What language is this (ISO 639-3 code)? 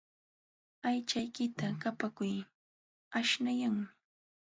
qxw